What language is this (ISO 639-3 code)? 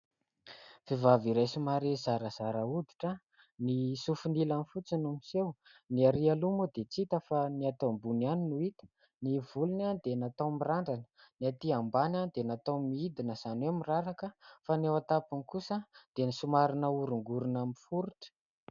mlg